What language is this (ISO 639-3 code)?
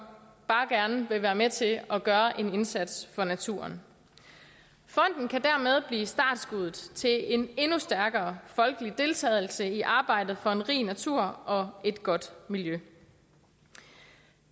dan